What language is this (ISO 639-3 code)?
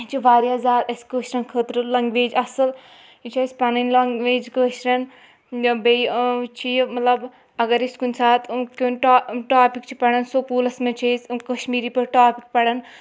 kas